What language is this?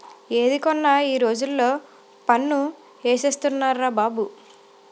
Telugu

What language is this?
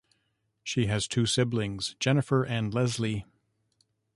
English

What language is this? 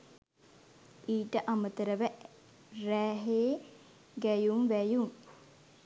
Sinhala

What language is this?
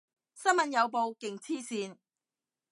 Cantonese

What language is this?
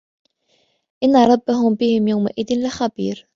Arabic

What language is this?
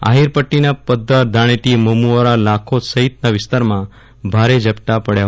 Gujarati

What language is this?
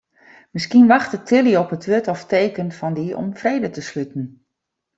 Western Frisian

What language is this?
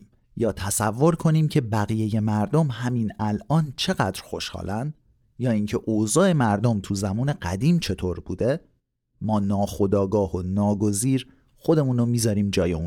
Persian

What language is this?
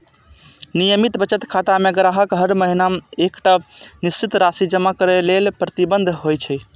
Maithili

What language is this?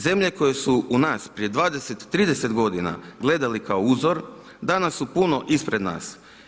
Croatian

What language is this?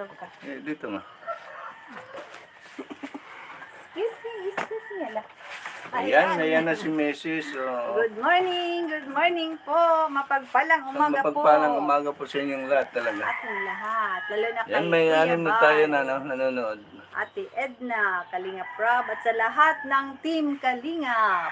Filipino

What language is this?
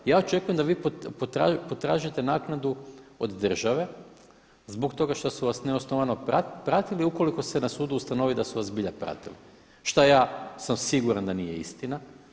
Croatian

